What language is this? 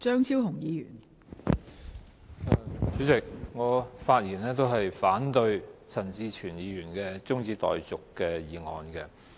Cantonese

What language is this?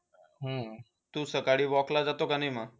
Marathi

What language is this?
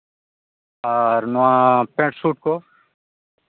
Santali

